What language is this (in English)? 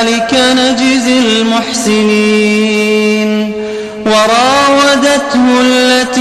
Arabic